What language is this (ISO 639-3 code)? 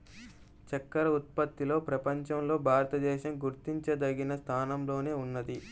tel